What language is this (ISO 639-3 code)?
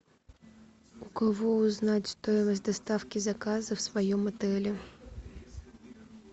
rus